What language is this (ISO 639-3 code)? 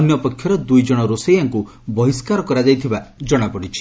ori